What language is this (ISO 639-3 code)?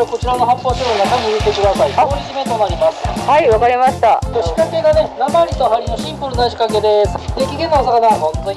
jpn